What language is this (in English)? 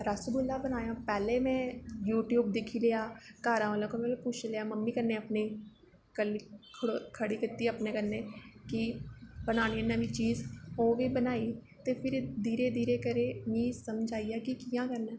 Dogri